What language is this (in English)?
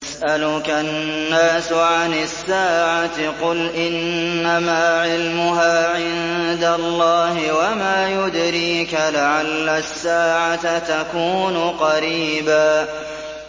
Arabic